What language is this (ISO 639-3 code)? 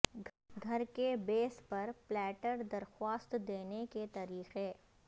urd